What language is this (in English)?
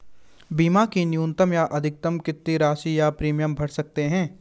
Hindi